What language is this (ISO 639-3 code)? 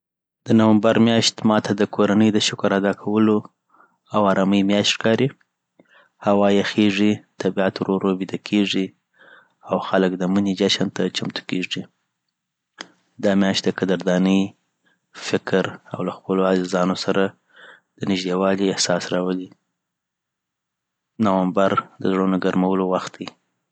pbt